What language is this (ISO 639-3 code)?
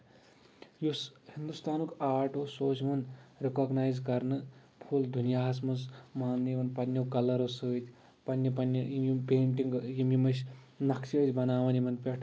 kas